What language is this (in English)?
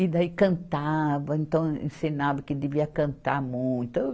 Portuguese